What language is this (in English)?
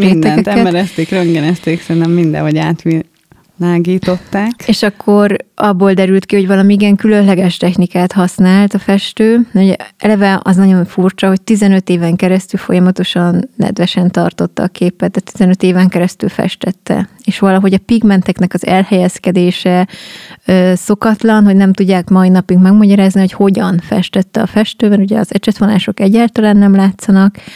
Hungarian